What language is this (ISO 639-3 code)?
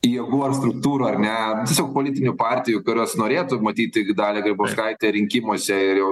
lit